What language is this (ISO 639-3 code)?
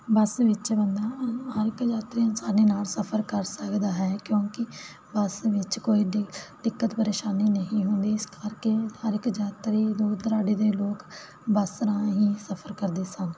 pan